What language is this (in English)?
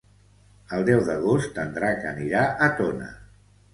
Catalan